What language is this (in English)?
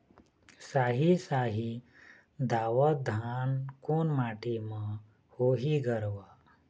Chhattisgarhi